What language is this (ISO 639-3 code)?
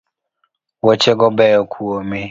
luo